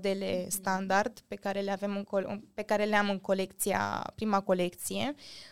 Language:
Romanian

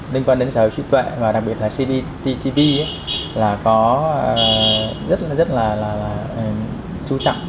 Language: Vietnamese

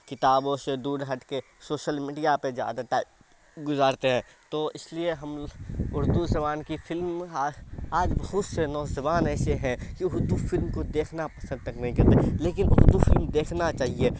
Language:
Urdu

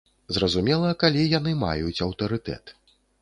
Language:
Belarusian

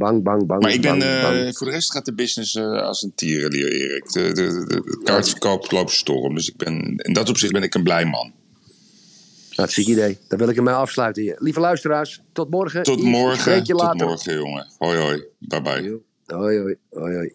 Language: Dutch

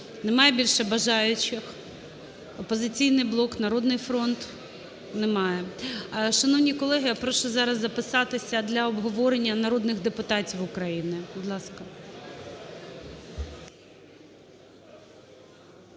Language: Ukrainian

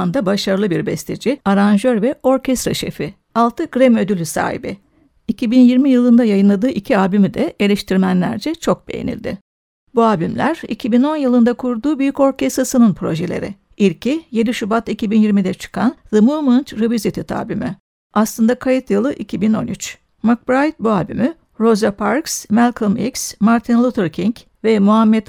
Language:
Turkish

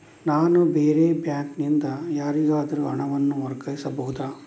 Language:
Kannada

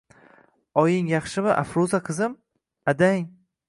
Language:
Uzbek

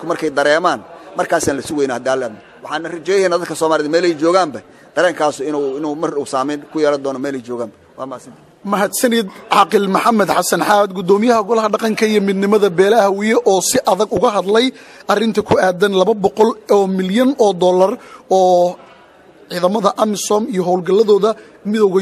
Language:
Arabic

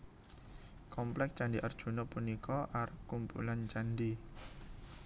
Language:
Javanese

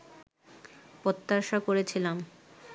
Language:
Bangla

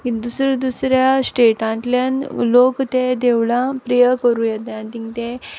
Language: Konkani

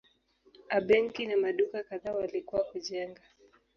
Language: Swahili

